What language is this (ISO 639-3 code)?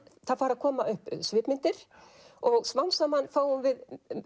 isl